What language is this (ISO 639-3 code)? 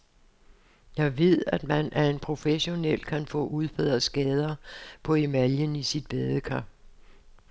dan